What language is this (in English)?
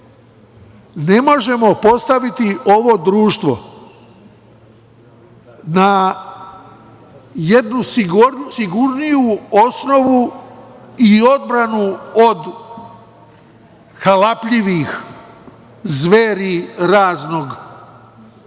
Serbian